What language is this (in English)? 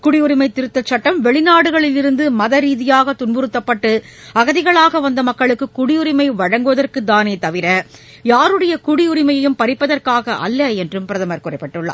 Tamil